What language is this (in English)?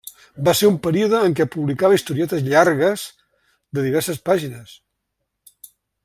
Catalan